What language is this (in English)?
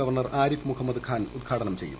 Malayalam